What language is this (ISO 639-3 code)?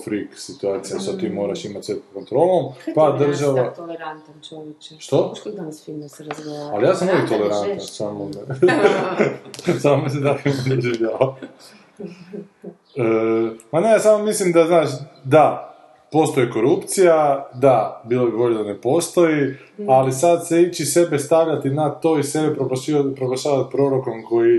hrv